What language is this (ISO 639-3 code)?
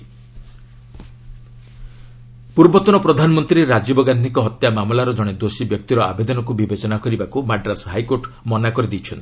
ori